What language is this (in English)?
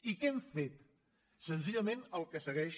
Catalan